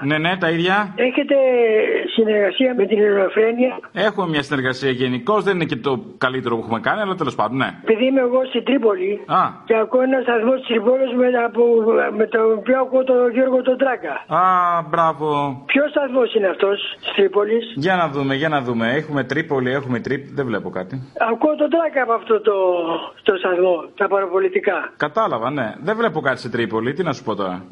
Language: Greek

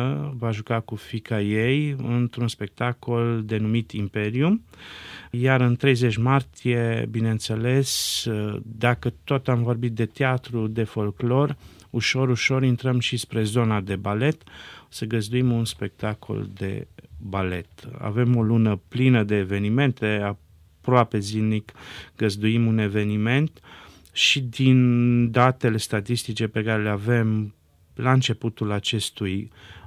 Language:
Romanian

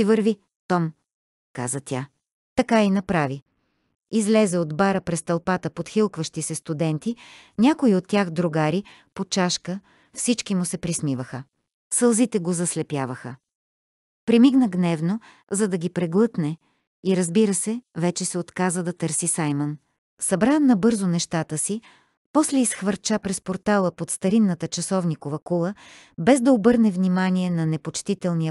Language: Bulgarian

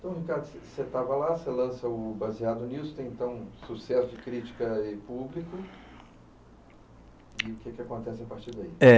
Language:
Portuguese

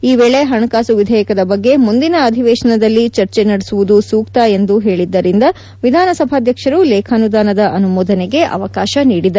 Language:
Kannada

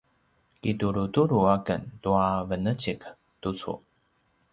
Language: Paiwan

